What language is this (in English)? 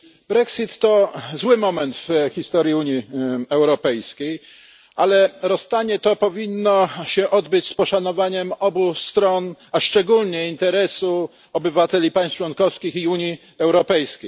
Polish